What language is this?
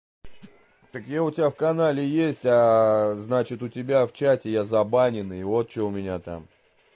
Russian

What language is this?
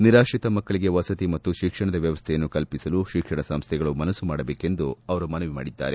Kannada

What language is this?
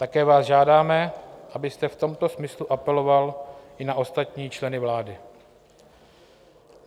Czech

